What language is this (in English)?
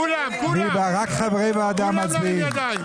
Hebrew